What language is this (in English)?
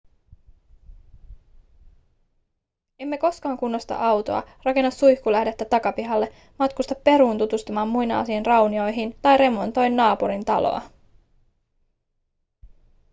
Finnish